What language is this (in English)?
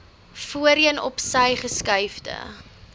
Afrikaans